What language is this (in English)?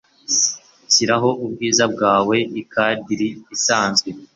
Kinyarwanda